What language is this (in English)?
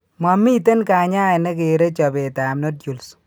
Kalenjin